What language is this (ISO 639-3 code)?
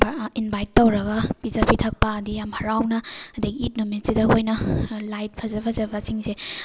mni